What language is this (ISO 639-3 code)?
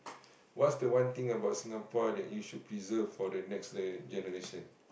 eng